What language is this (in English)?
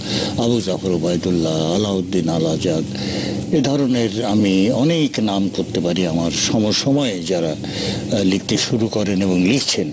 Bangla